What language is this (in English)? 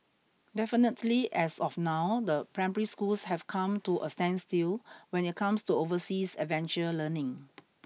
English